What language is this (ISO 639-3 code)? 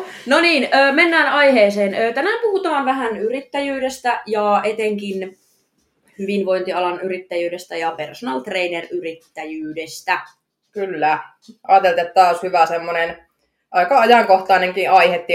fin